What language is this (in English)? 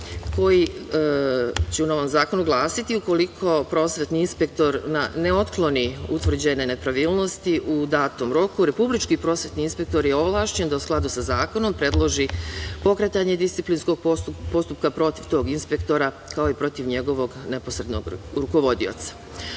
Serbian